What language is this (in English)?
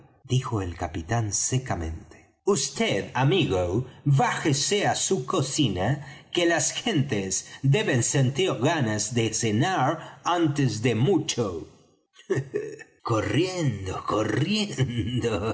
Spanish